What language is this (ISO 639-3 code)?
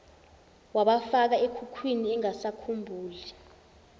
zul